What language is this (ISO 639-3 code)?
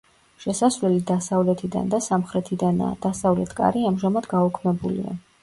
kat